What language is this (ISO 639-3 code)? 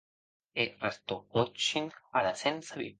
oci